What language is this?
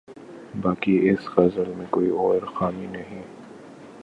Urdu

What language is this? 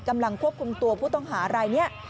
Thai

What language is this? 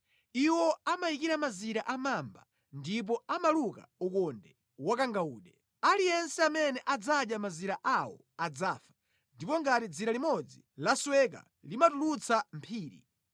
Nyanja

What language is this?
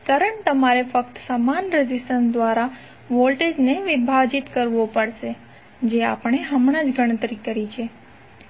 Gujarati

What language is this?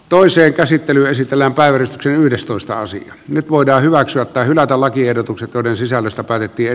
Finnish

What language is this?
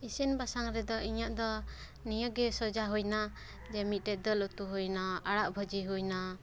Santali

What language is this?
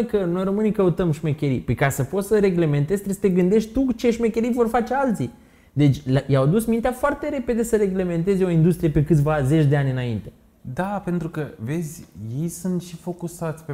Romanian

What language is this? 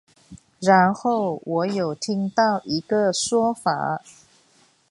Chinese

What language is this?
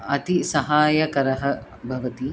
Sanskrit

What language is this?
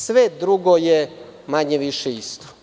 Serbian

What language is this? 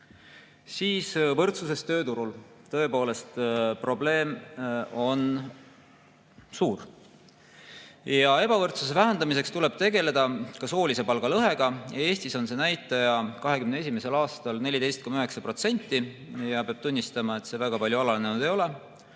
Estonian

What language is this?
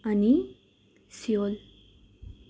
Nepali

